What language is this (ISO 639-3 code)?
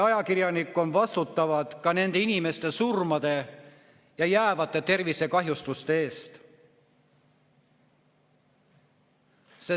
est